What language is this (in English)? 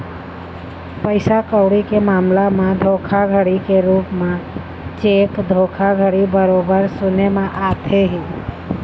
Chhattisgarhi